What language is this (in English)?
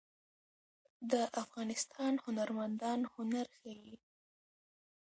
Pashto